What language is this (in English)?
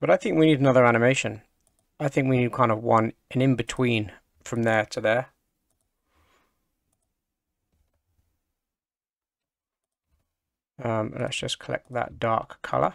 English